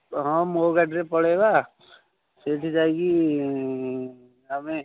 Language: Odia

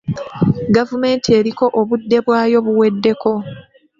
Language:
Ganda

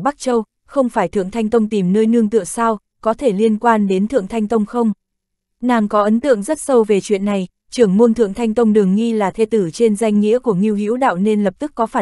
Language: Vietnamese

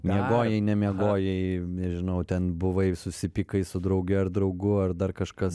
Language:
Lithuanian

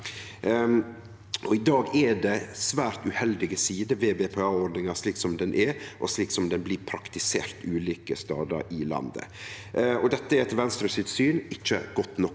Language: Norwegian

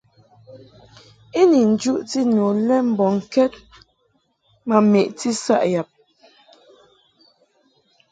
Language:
Mungaka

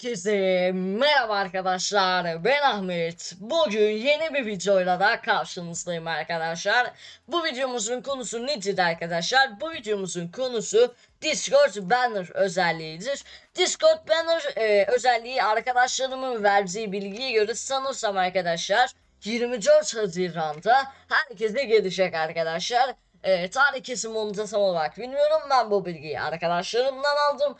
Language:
Turkish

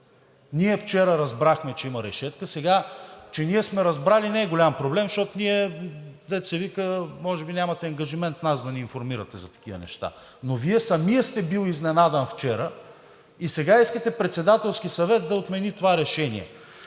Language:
Bulgarian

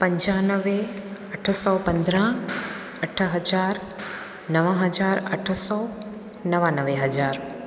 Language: Sindhi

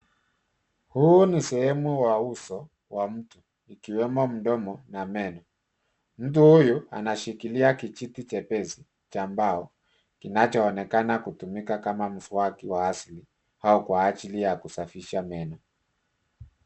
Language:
Swahili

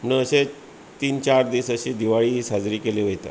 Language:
Konkani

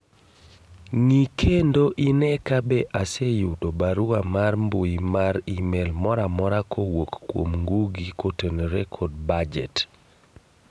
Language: Luo (Kenya and Tanzania)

